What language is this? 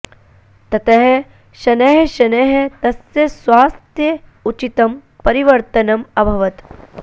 Sanskrit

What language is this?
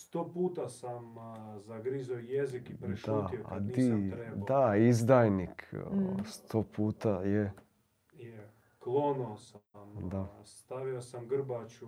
Croatian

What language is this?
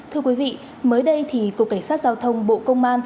Vietnamese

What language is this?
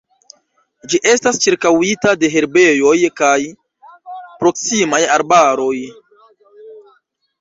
Esperanto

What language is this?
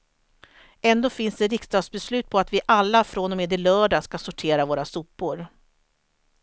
Swedish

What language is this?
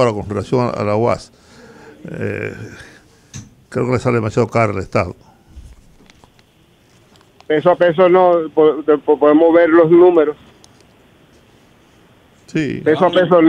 Spanish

